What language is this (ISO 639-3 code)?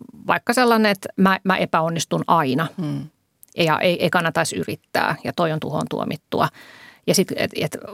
fin